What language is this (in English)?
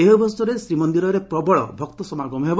Odia